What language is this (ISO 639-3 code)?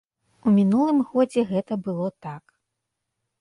bel